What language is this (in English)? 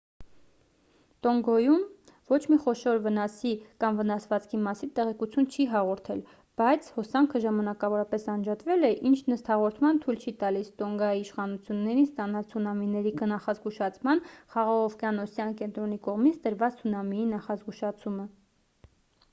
Armenian